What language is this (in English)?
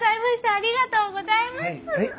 Japanese